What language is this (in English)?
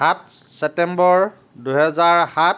Assamese